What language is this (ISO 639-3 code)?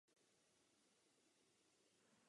ces